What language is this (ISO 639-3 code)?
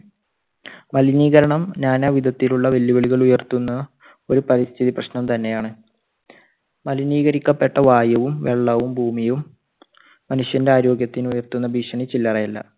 mal